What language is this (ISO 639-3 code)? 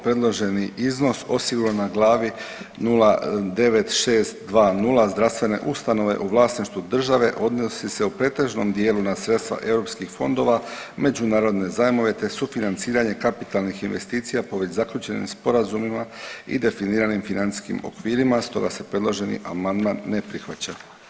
hrv